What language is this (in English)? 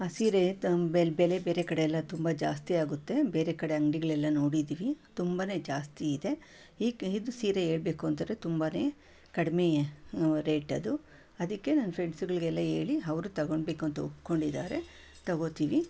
Kannada